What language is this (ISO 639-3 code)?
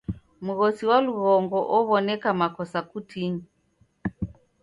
dav